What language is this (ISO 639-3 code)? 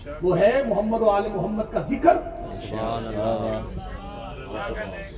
urd